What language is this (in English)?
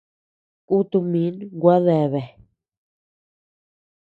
Tepeuxila Cuicatec